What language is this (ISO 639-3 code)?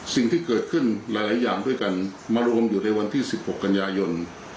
tha